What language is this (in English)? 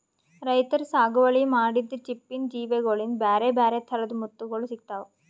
Kannada